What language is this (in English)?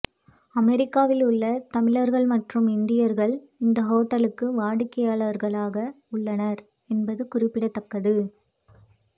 Tamil